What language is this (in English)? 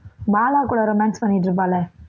Tamil